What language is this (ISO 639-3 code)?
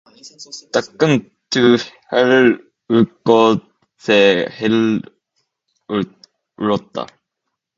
kor